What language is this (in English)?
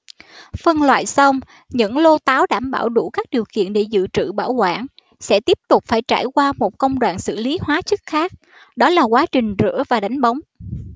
Vietnamese